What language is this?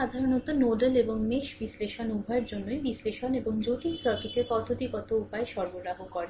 Bangla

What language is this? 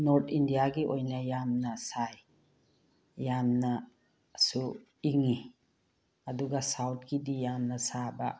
Manipuri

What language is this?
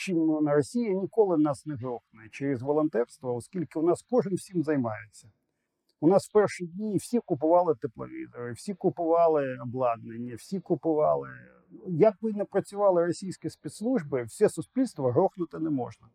Ukrainian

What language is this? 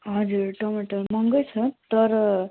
Nepali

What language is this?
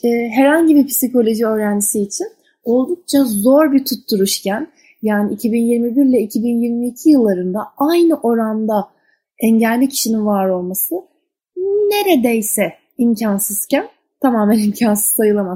Turkish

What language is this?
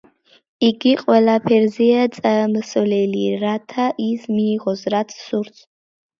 Georgian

